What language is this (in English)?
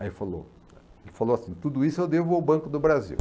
Portuguese